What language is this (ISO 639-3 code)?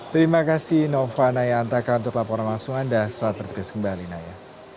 ind